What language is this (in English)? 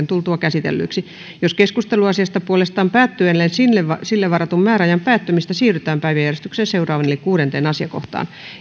Finnish